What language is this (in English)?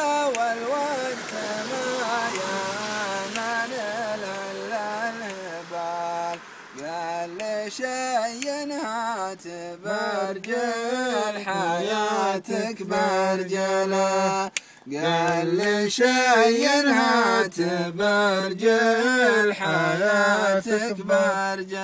Arabic